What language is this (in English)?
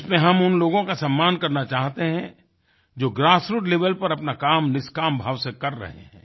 Hindi